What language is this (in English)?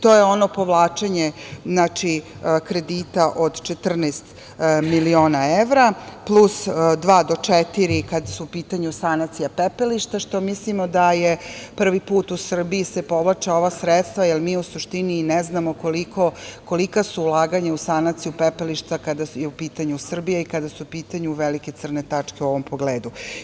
Serbian